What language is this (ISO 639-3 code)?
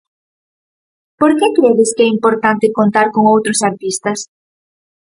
glg